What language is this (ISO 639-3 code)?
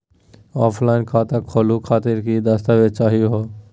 mag